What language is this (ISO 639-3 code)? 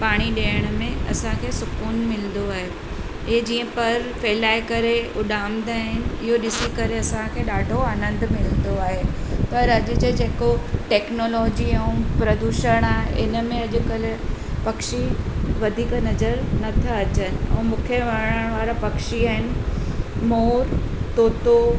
snd